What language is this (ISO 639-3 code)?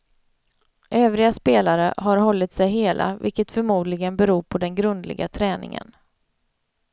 swe